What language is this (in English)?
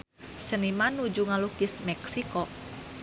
Sundanese